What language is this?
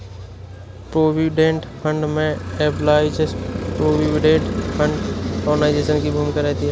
Hindi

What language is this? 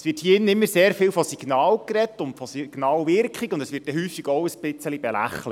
Swiss German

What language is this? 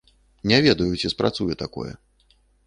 Belarusian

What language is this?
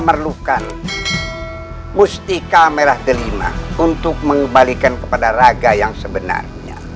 Indonesian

